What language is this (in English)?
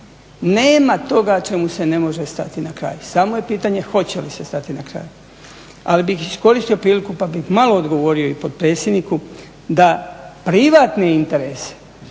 Croatian